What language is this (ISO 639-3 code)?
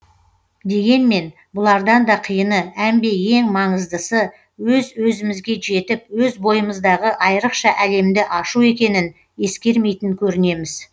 kaz